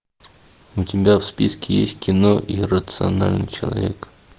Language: Russian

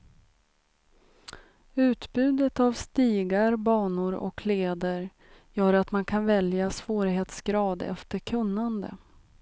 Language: Swedish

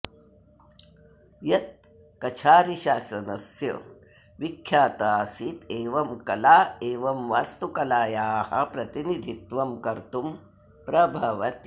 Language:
Sanskrit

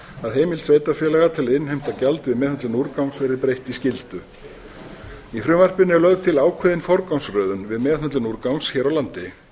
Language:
Icelandic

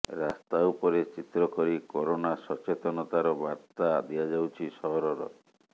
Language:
Odia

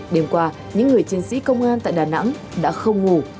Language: Vietnamese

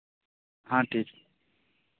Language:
Santali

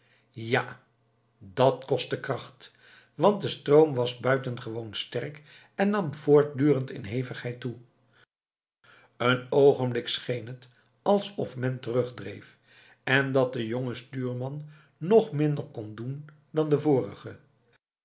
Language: Dutch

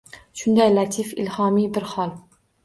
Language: Uzbek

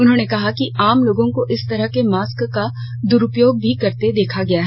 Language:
Hindi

